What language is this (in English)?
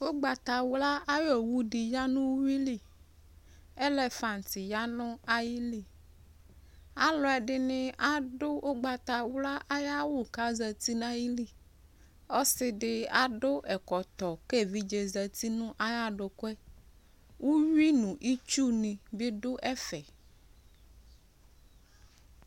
Ikposo